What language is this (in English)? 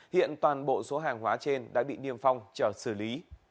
Vietnamese